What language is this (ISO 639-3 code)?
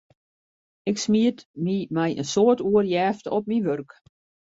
fry